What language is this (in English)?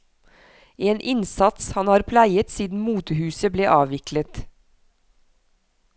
Norwegian